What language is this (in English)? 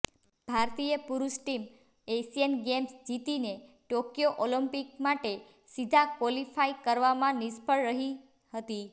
Gujarati